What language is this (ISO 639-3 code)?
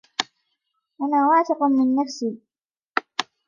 ara